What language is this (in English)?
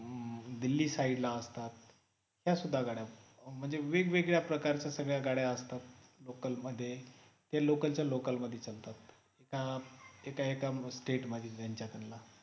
Marathi